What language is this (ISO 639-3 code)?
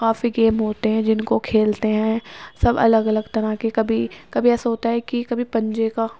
urd